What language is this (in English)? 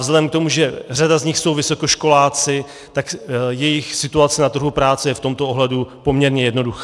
Czech